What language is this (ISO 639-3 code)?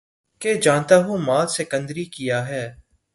urd